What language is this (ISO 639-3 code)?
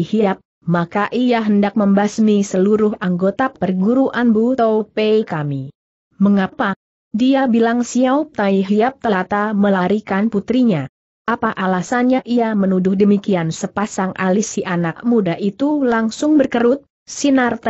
ind